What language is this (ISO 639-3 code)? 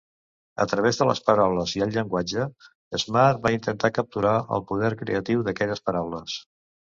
cat